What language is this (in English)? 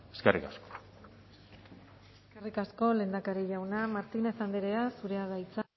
Basque